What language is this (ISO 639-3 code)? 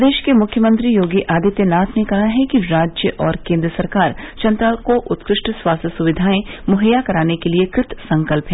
hin